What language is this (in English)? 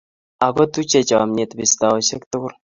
Kalenjin